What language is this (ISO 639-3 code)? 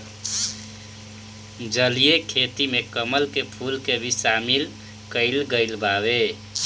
bho